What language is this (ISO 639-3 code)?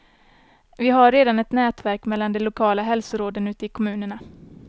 swe